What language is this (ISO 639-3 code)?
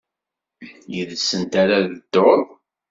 kab